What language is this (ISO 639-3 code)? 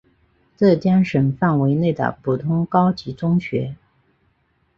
zho